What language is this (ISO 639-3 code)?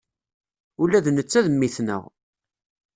kab